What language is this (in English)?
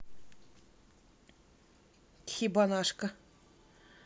Russian